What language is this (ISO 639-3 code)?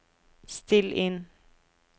nor